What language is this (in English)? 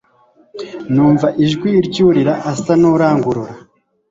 Kinyarwanda